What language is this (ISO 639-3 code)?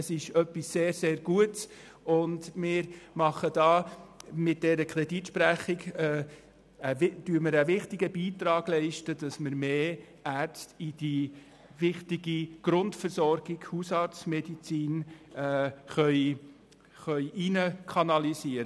gsw